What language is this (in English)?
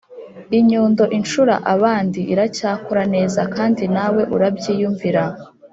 Kinyarwanda